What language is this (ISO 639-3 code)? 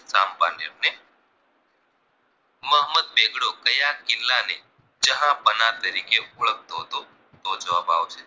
guj